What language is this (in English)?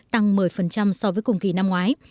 Vietnamese